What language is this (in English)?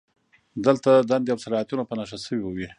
Pashto